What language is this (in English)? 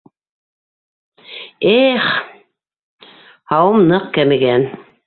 Bashkir